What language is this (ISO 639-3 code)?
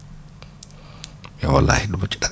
wol